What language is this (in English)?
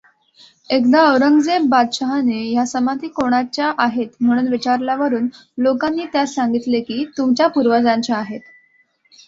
Marathi